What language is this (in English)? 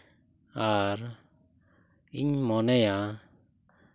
Santali